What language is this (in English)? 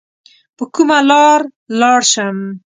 Pashto